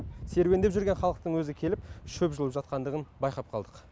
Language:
Kazakh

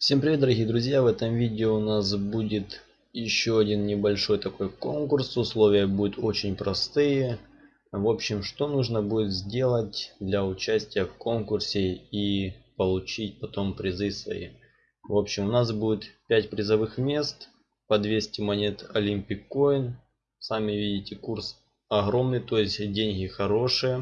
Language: Russian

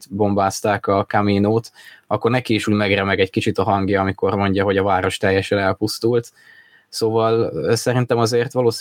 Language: Hungarian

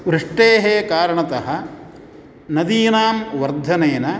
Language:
Sanskrit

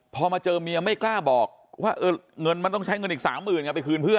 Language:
Thai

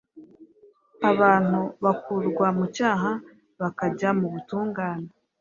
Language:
Kinyarwanda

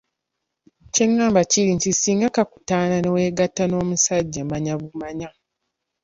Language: Ganda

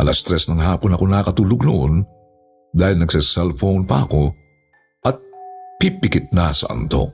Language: Filipino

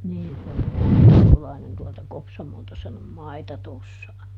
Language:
Finnish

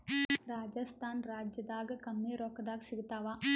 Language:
Kannada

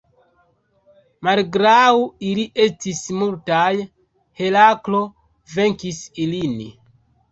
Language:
Esperanto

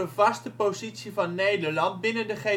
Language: Dutch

